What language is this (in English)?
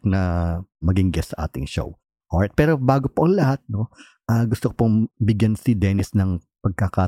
Filipino